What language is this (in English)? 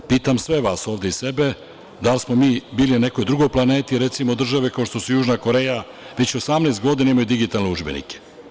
Serbian